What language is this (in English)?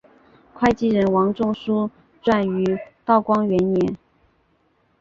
Chinese